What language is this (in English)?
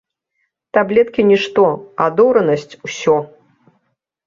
Belarusian